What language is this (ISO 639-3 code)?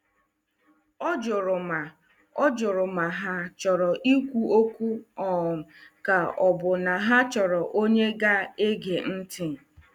ibo